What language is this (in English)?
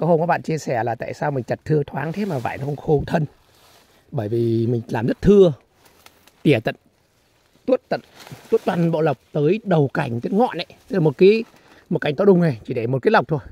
Vietnamese